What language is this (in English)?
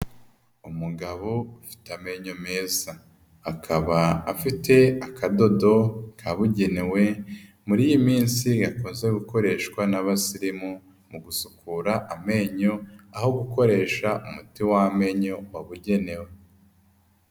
Kinyarwanda